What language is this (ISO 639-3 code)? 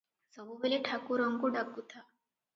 ori